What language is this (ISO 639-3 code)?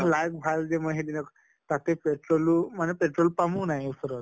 asm